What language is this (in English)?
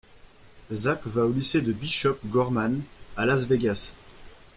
French